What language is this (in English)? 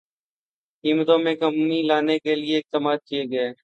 Urdu